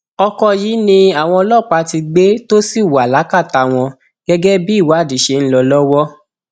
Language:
Yoruba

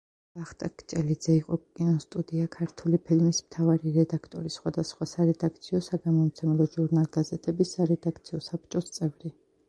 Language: Georgian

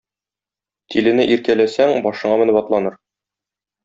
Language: Tatar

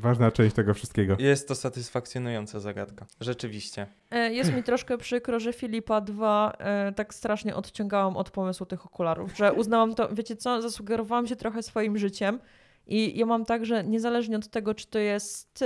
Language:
Polish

